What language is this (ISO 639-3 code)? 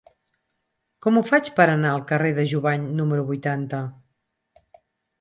cat